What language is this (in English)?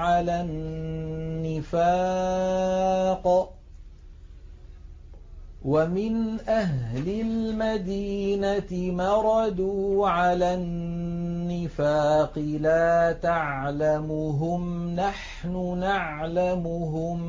Arabic